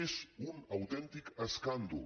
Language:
Catalan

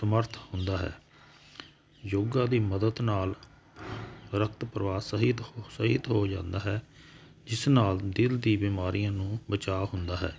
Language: Punjabi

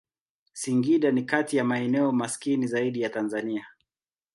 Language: Swahili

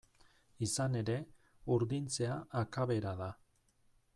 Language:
Basque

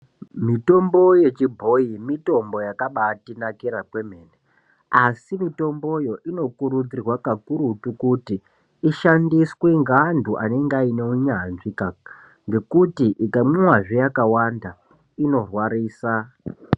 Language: Ndau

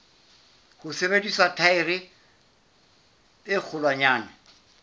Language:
Southern Sotho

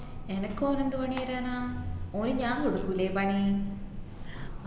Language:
Malayalam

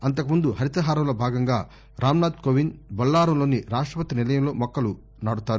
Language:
Telugu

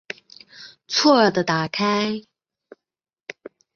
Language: Chinese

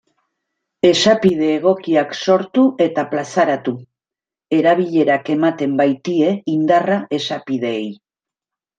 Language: Basque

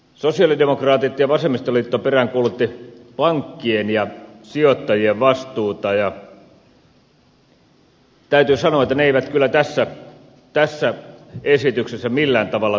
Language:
Finnish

